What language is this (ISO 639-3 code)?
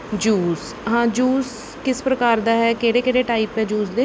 pan